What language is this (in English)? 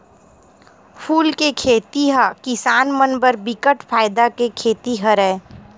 Chhattisgarhi